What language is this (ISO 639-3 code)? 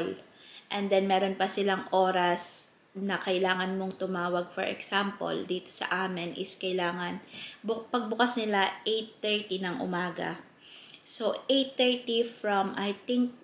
fil